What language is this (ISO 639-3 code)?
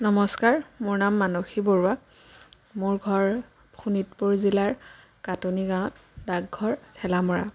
asm